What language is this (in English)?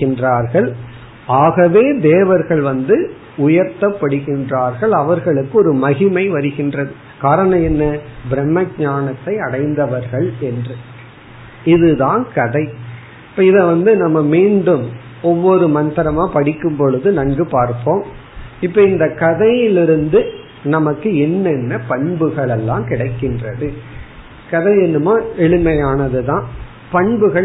Tamil